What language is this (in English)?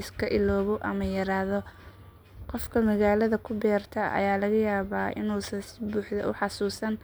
Somali